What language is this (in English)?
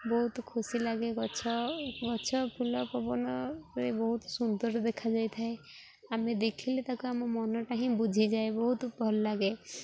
Odia